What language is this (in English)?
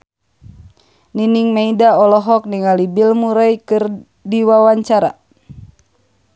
Sundanese